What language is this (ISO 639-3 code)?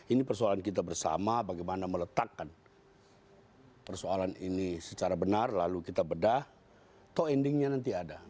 ind